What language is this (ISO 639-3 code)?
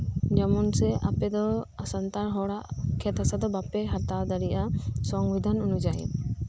sat